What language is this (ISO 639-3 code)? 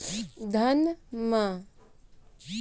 mai